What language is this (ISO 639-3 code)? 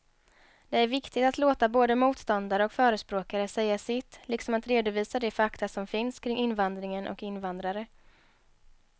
swe